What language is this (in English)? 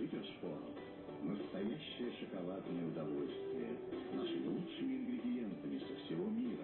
Russian